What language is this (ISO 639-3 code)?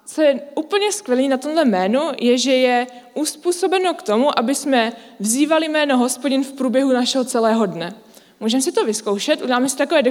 ces